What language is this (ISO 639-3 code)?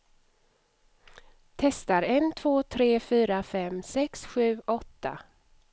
swe